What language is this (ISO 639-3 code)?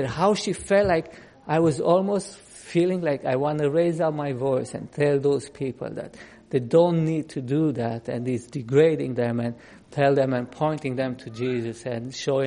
eng